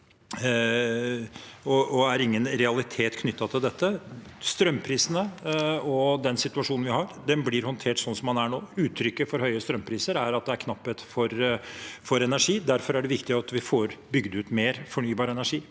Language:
Norwegian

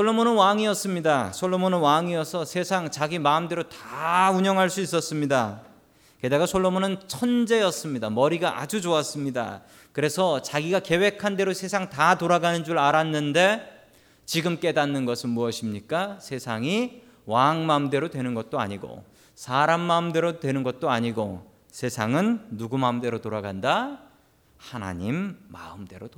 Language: Korean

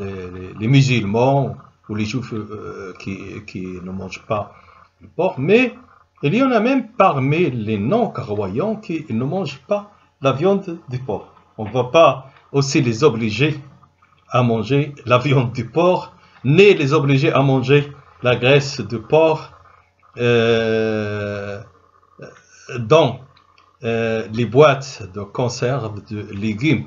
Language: French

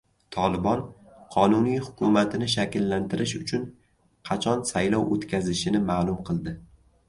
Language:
Uzbek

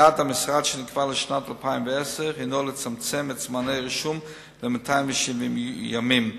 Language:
Hebrew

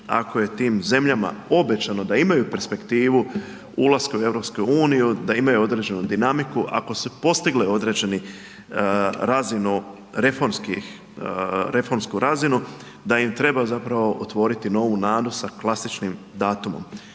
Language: Croatian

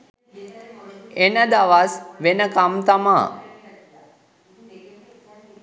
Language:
Sinhala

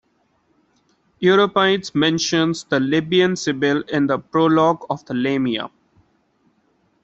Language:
English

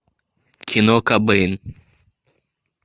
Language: Russian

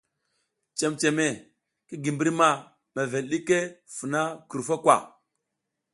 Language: South Giziga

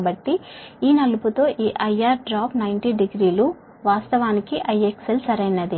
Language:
Telugu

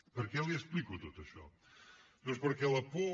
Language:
Catalan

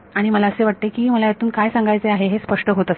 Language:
Marathi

